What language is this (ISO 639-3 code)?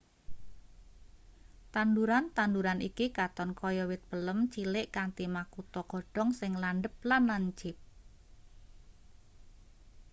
jav